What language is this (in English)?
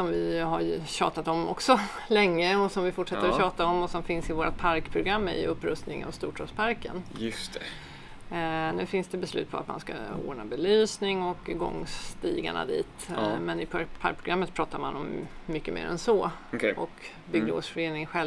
Swedish